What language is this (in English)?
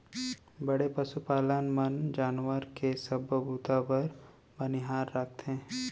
Chhattisgarhi